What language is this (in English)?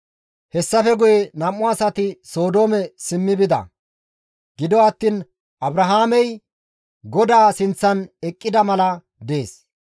Gamo